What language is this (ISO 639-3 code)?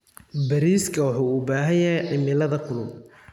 som